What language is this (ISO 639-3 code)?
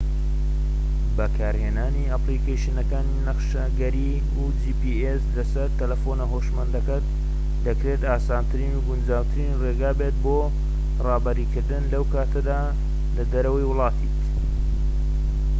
ckb